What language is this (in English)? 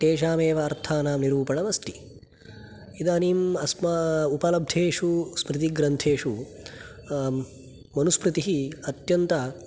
Sanskrit